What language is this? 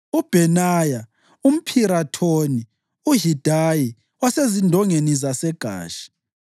North Ndebele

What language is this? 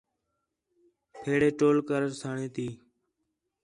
Khetrani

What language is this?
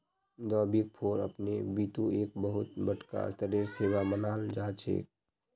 Magahi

